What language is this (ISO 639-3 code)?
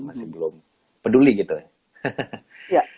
ind